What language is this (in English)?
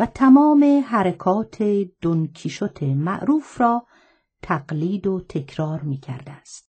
Persian